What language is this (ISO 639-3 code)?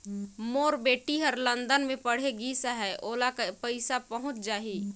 hne